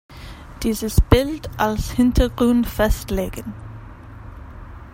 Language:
German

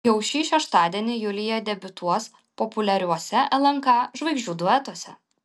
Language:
Lithuanian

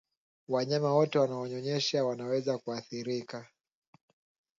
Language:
Swahili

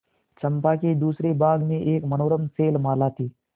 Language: Hindi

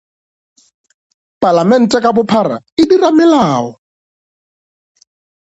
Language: Northern Sotho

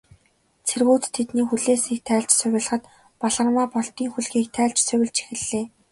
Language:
Mongolian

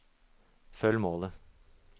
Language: Norwegian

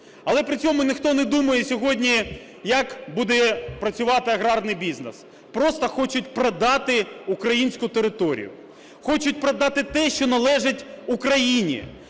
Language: Ukrainian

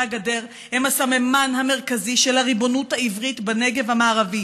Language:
Hebrew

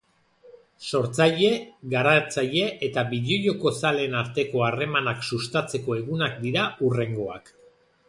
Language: Basque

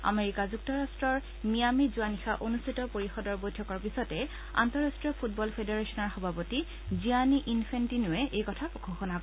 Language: Assamese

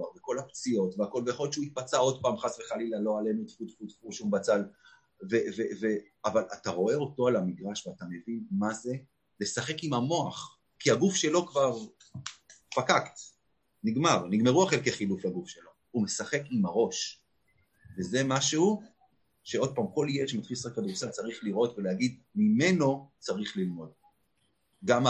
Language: Hebrew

